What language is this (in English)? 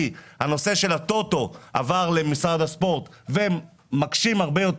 Hebrew